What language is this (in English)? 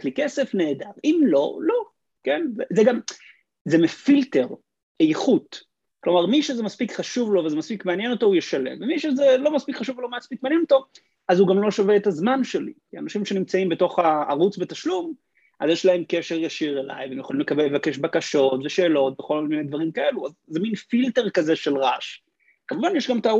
Hebrew